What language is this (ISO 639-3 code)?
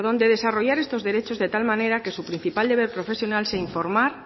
spa